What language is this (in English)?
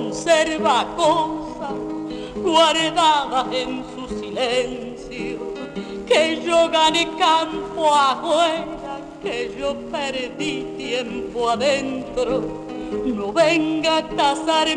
Spanish